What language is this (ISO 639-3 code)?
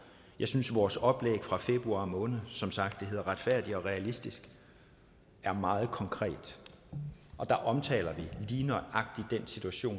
dan